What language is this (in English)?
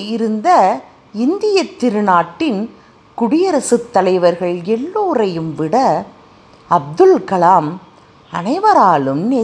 Tamil